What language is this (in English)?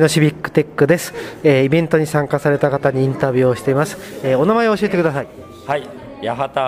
Japanese